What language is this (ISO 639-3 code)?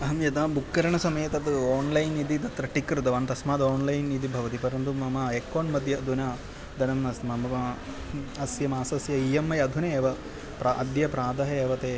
san